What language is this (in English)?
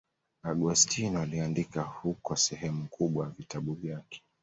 Swahili